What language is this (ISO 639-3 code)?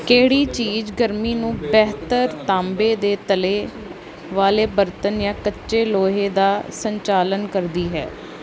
pan